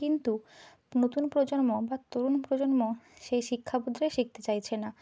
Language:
Bangla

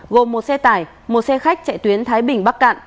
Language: Vietnamese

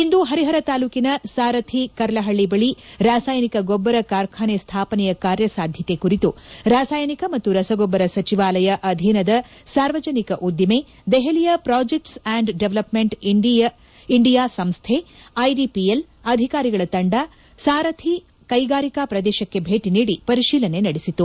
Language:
Kannada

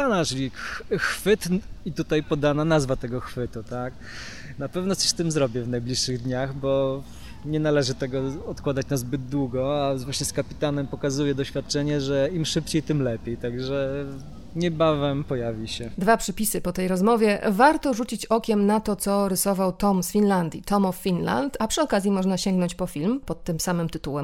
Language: Polish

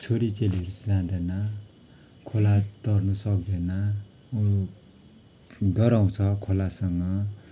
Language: Nepali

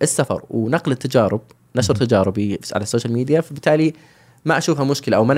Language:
Arabic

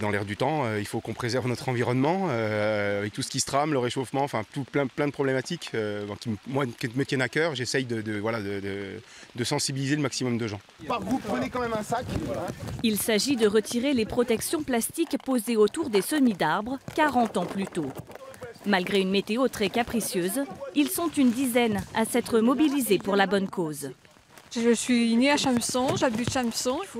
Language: French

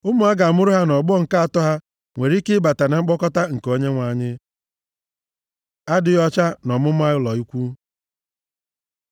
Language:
Igbo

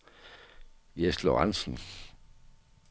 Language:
Danish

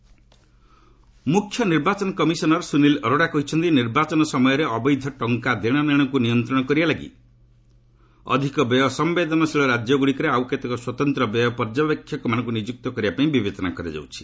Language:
Odia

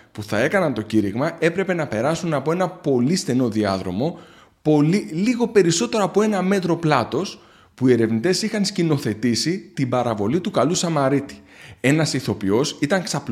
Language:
Greek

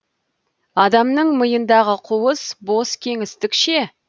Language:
Kazakh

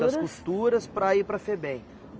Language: Portuguese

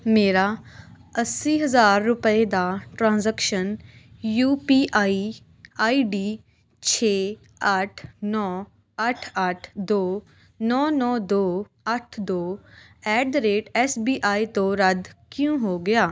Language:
Punjabi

